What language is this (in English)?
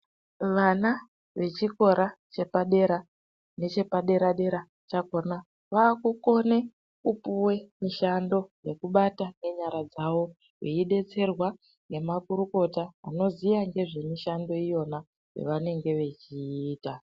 Ndau